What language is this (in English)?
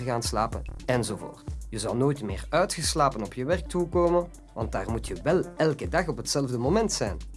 Dutch